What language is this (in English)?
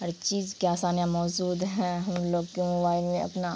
Urdu